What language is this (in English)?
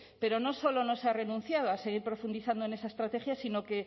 Spanish